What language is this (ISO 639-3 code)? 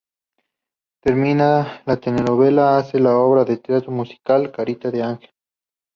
spa